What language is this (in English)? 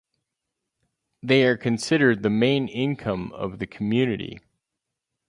English